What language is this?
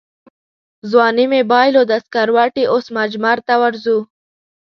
Pashto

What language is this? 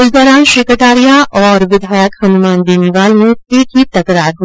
Hindi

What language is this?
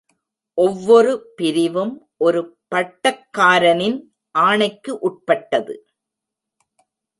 Tamil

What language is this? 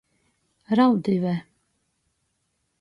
Latgalian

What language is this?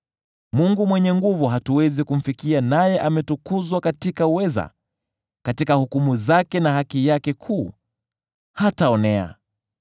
Swahili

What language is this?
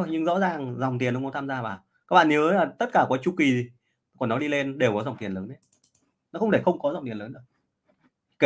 Vietnamese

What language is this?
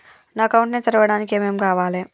Telugu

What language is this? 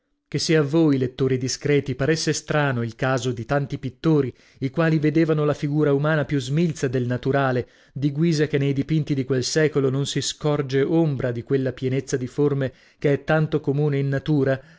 Italian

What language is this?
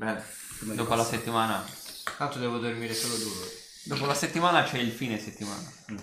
Italian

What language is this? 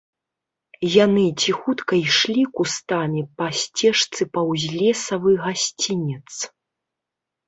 Belarusian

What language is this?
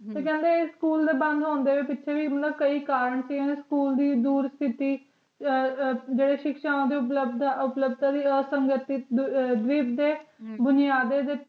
Punjabi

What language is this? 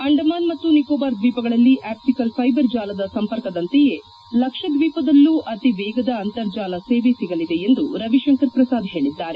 Kannada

